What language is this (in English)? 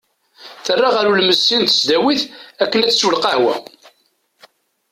Kabyle